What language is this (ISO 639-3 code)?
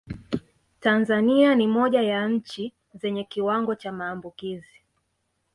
swa